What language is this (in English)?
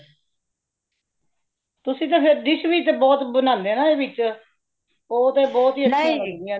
Punjabi